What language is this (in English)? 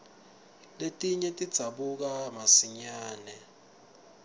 Swati